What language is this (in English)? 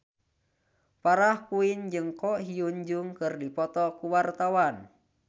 Sundanese